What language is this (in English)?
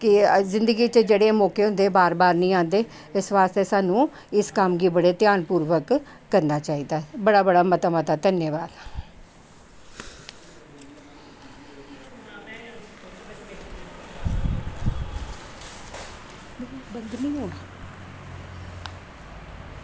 Dogri